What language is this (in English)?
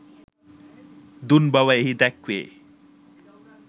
Sinhala